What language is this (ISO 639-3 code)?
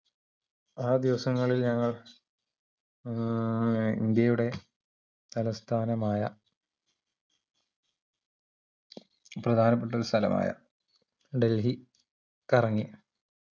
mal